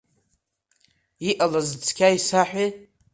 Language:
Abkhazian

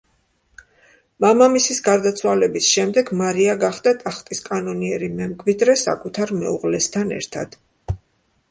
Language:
Georgian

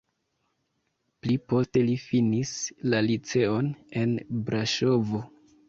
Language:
Esperanto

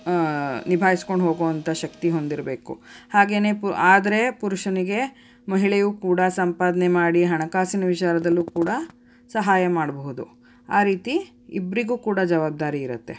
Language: Kannada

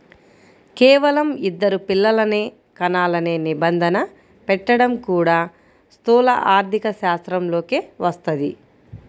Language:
Telugu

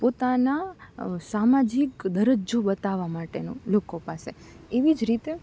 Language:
Gujarati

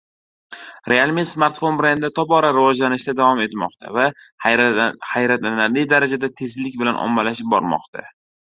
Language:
Uzbek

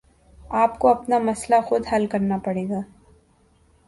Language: Urdu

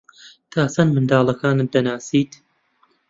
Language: Central Kurdish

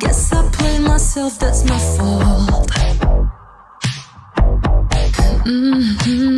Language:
English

